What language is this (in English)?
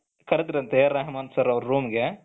Kannada